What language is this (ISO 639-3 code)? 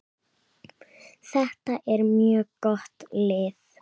isl